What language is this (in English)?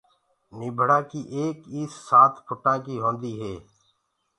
Gurgula